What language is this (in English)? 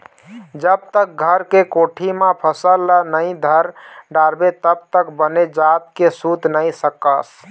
Chhattisgarhi